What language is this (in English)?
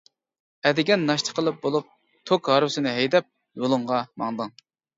Uyghur